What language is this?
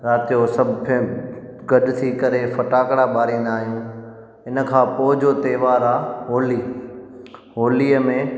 Sindhi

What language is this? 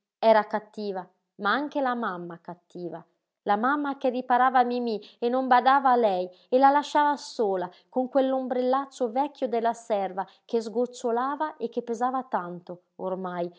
Italian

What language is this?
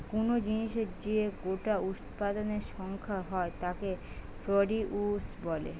Bangla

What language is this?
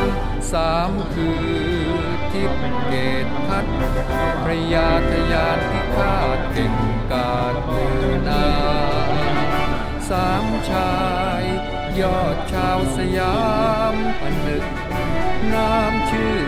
Thai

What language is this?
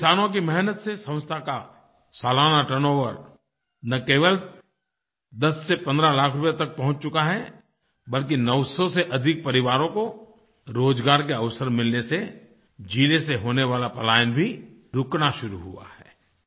Hindi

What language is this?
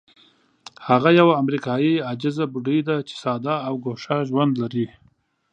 Pashto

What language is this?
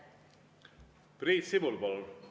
Estonian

